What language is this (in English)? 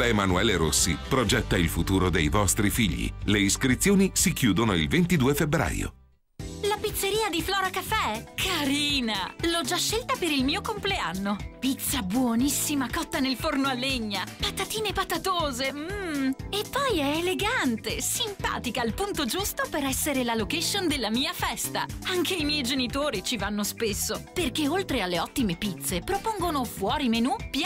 Italian